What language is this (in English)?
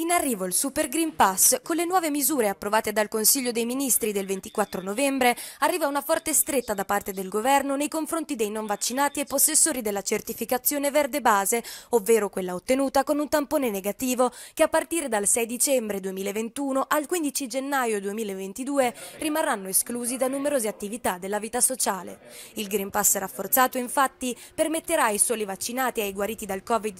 Italian